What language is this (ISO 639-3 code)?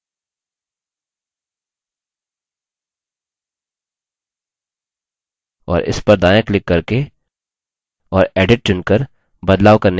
hin